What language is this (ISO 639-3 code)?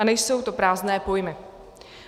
ces